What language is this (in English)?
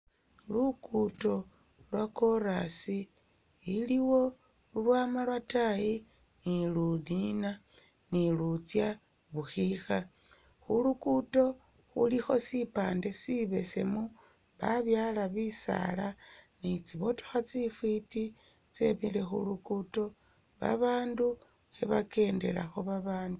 Masaaba